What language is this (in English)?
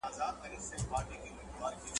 Pashto